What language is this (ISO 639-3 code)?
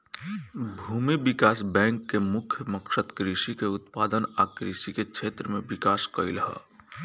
bho